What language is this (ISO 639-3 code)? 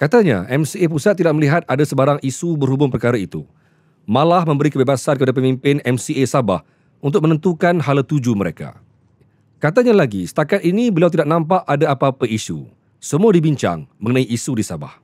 msa